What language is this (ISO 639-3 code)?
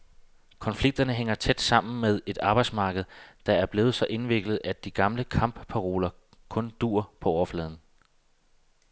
dan